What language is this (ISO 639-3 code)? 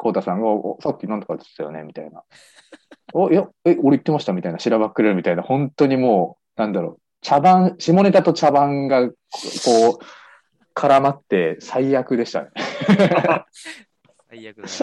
jpn